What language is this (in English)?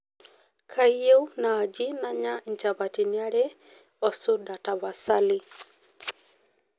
Masai